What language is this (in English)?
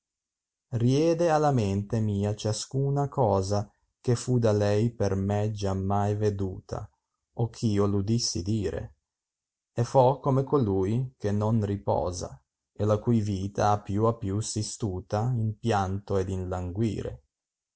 Italian